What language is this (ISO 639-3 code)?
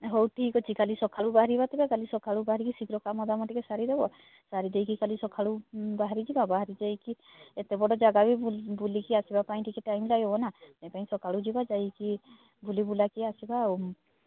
ori